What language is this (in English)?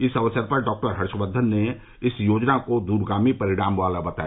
Hindi